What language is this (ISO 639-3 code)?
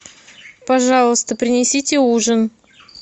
rus